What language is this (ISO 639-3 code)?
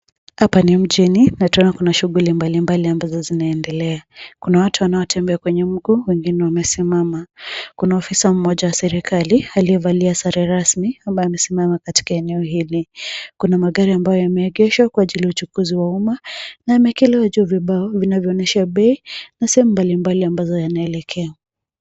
swa